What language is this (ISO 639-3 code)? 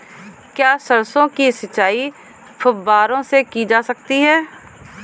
hin